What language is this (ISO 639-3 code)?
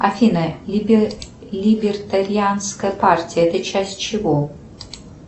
rus